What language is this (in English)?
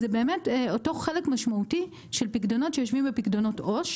Hebrew